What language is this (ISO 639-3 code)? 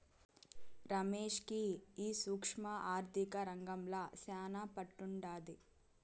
tel